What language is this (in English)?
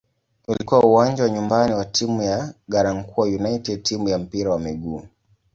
Swahili